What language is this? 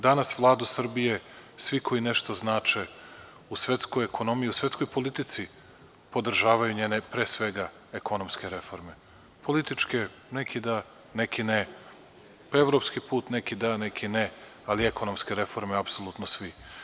Serbian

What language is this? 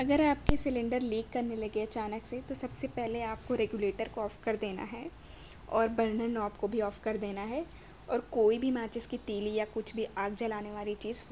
Urdu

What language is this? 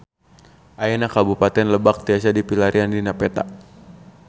Sundanese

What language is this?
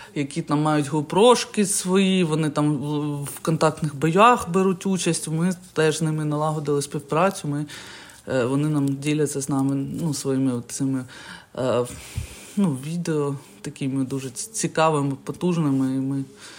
Ukrainian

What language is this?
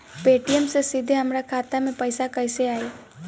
Bhojpuri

